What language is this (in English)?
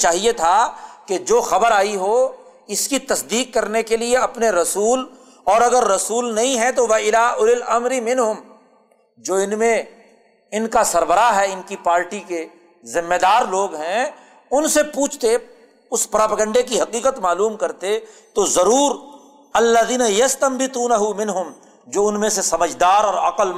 Urdu